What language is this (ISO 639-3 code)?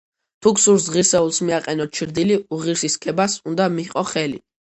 kat